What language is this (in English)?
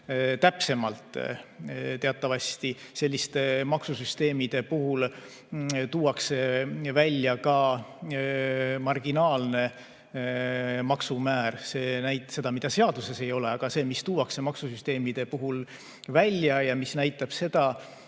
Estonian